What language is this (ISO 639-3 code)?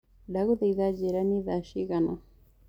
kik